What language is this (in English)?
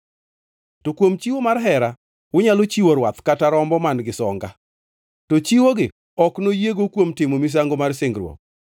Luo (Kenya and Tanzania)